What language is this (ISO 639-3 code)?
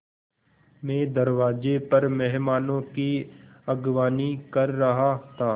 hin